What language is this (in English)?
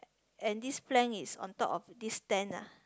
English